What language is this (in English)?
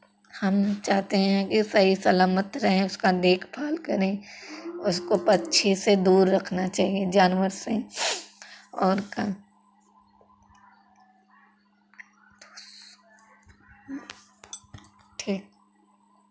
Hindi